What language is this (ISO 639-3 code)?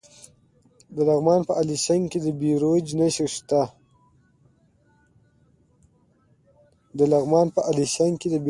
pus